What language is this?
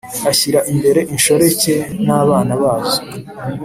Kinyarwanda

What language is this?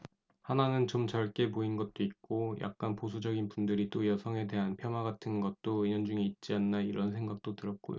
Korean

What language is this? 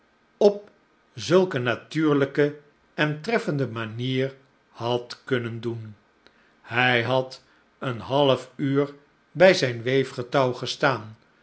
Dutch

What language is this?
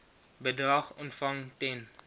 Afrikaans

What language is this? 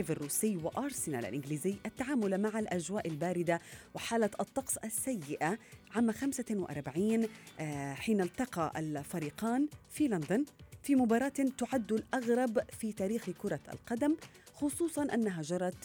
Arabic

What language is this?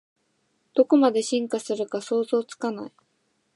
Japanese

